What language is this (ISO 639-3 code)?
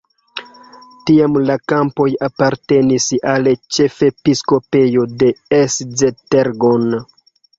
epo